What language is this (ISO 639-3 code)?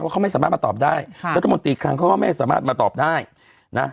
tha